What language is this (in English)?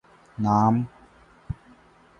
Urdu